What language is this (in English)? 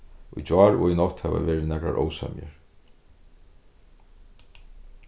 Faroese